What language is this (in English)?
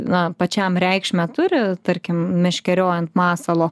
Lithuanian